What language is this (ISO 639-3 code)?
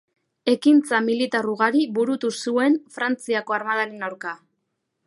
eus